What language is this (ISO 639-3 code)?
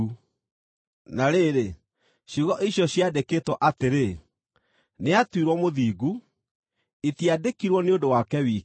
kik